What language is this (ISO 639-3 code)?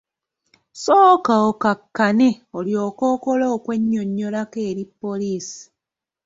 lug